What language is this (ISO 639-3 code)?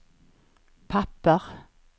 swe